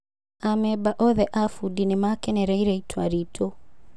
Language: Kikuyu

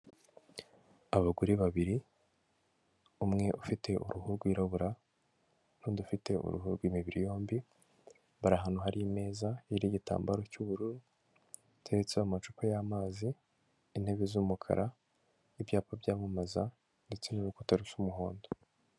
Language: Kinyarwanda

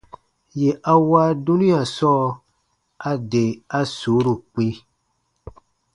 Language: Baatonum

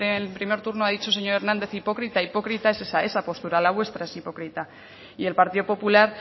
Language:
Spanish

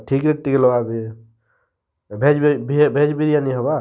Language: Odia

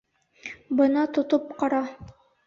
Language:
Bashkir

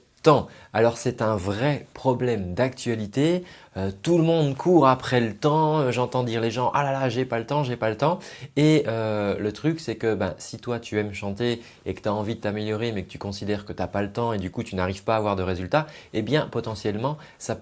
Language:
French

